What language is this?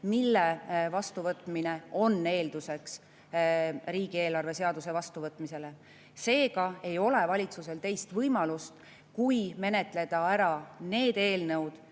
Estonian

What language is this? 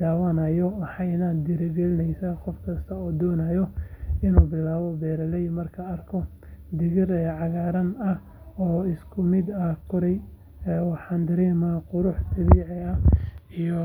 Somali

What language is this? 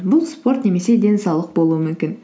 Kazakh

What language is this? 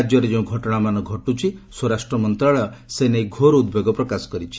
Odia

